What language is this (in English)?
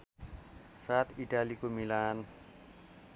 Nepali